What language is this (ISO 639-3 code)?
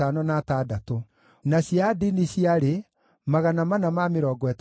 kik